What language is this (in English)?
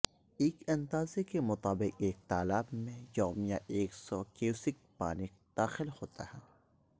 Urdu